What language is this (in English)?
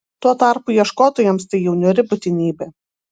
Lithuanian